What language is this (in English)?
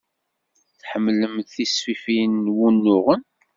Kabyle